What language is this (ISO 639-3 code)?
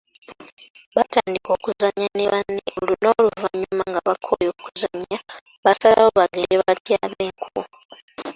lug